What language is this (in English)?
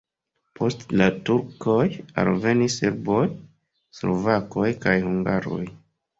Esperanto